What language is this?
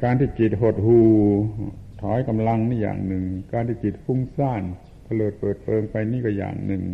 Thai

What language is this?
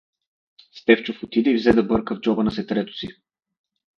Bulgarian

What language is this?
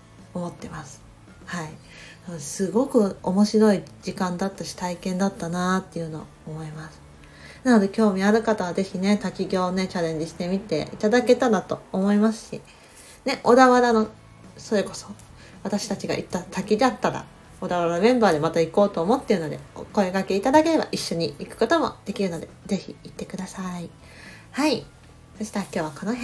Japanese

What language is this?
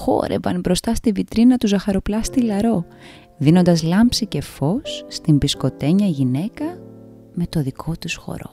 Greek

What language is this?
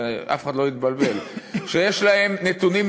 Hebrew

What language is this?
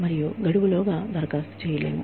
Telugu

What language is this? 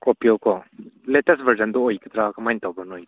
Manipuri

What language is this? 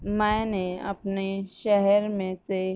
Urdu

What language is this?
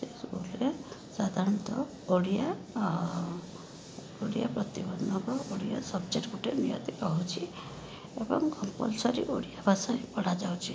Odia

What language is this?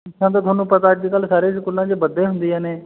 Punjabi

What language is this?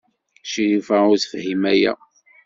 Kabyle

